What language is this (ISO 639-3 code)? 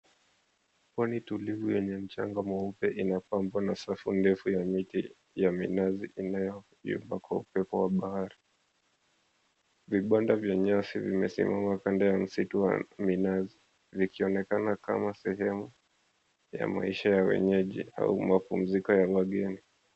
swa